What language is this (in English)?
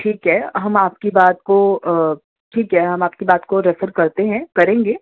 Urdu